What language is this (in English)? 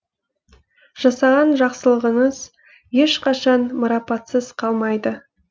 Kazakh